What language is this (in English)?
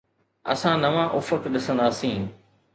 Sindhi